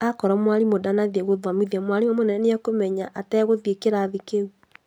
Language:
Kikuyu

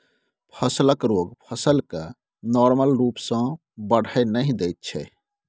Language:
Maithili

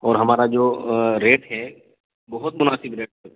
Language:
Urdu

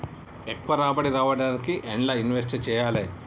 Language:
Telugu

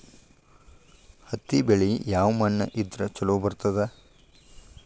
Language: Kannada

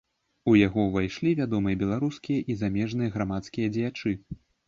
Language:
Belarusian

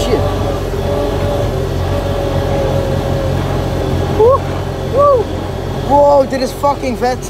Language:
Dutch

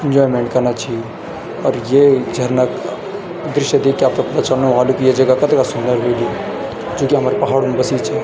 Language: Garhwali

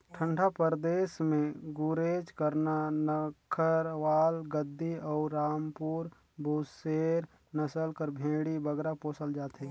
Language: Chhattisgarhi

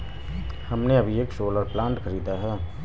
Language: Hindi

